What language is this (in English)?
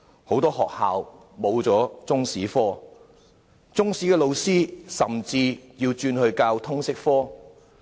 Cantonese